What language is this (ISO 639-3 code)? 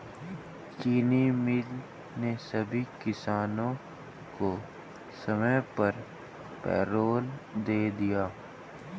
hin